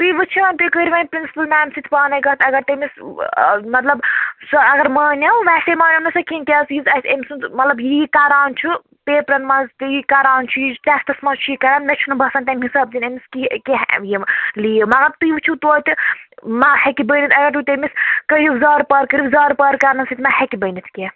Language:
Kashmiri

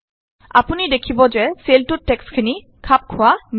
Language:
Assamese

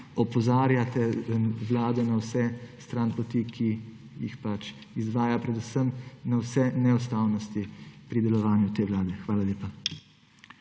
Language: Slovenian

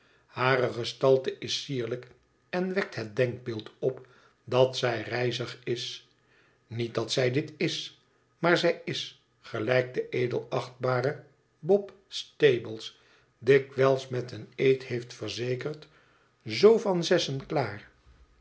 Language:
Dutch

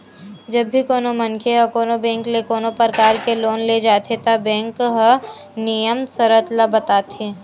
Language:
Chhattisgarhi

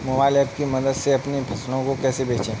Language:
Hindi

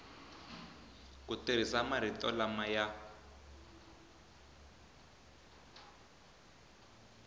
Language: Tsonga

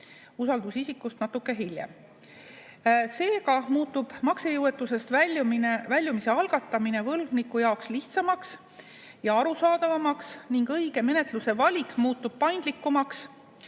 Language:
Estonian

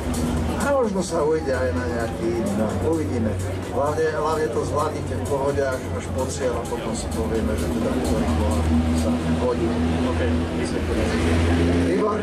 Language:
Czech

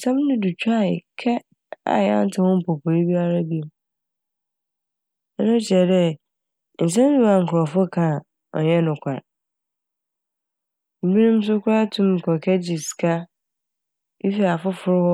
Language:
Akan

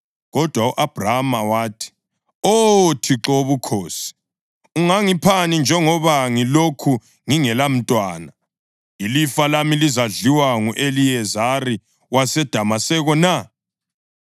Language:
North Ndebele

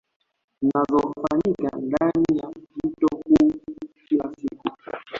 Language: Swahili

